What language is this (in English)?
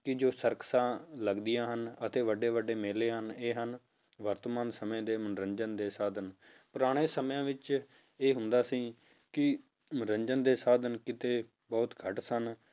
Punjabi